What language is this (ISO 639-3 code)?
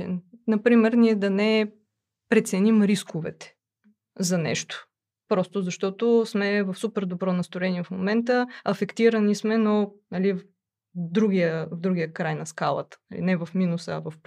bul